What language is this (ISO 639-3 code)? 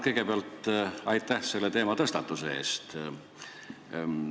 est